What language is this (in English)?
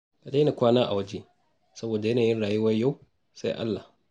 Hausa